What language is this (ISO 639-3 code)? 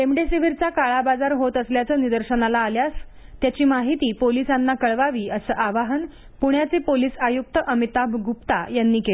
mar